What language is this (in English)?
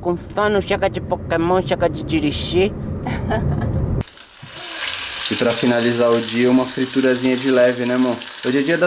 Portuguese